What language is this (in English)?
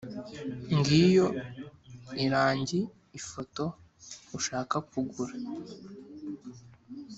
Kinyarwanda